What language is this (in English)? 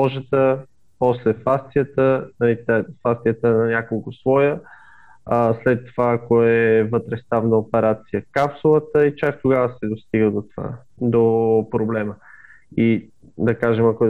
Bulgarian